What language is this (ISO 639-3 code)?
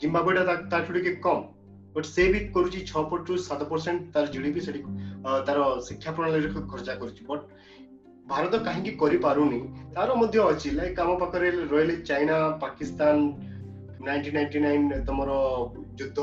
hin